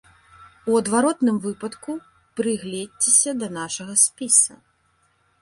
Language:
Belarusian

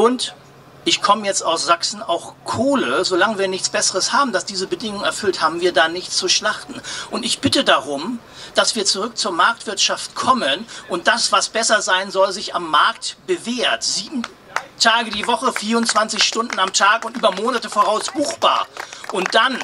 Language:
German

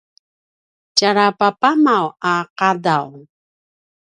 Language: Paiwan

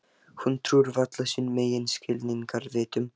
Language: Icelandic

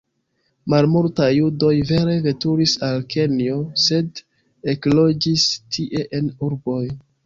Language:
Esperanto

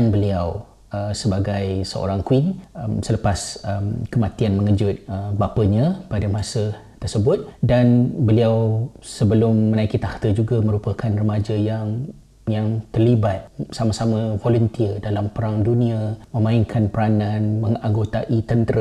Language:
Malay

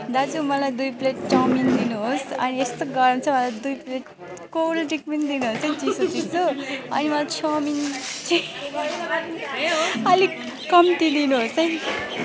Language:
Nepali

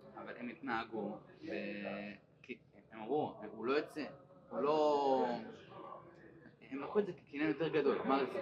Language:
Hebrew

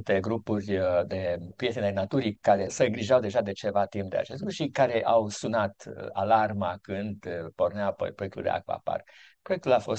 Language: Romanian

